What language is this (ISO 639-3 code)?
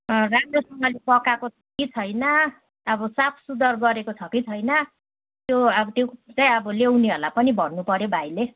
nep